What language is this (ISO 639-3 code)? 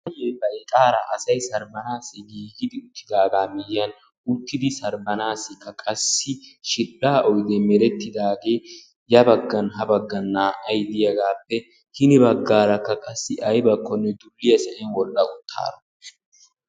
wal